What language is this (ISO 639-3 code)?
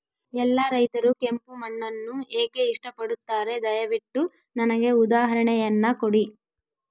kan